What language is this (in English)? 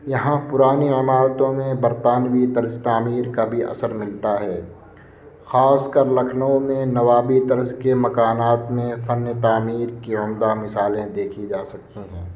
Urdu